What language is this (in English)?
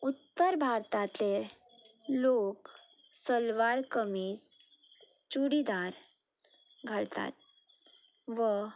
Konkani